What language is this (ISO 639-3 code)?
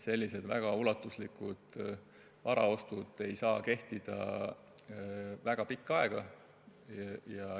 est